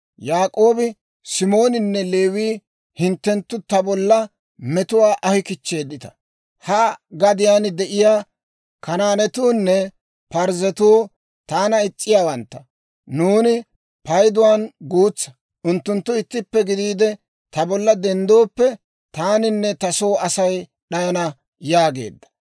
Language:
Dawro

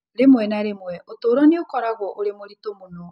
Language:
Kikuyu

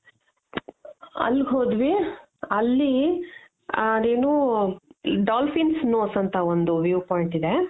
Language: Kannada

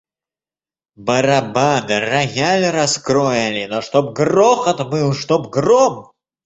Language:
Russian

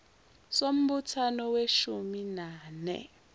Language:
Zulu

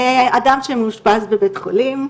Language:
Hebrew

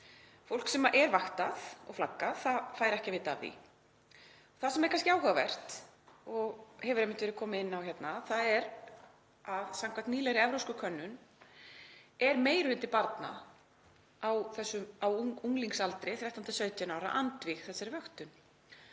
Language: Icelandic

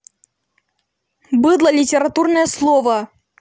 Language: Russian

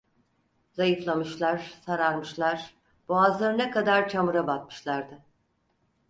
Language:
Turkish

